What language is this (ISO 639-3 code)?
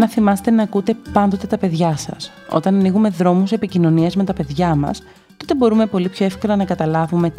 ell